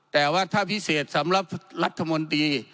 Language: Thai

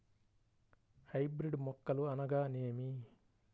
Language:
Telugu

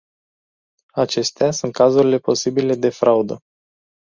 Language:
Romanian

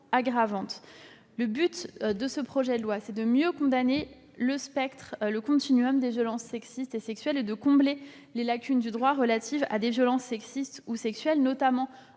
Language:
French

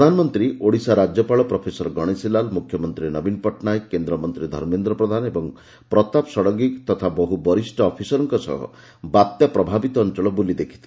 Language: Odia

